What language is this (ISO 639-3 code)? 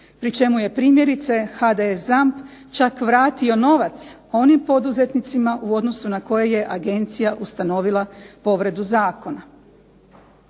hrv